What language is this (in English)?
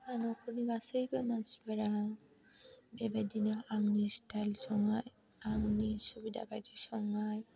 Bodo